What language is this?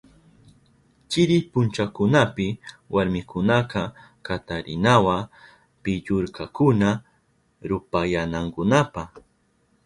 Southern Pastaza Quechua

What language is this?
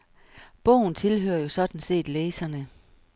Danish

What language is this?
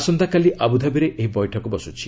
Odia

